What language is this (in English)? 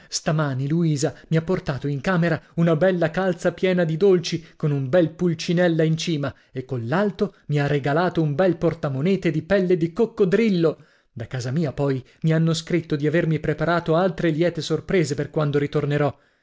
Italian